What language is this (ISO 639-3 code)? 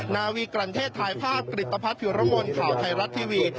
tha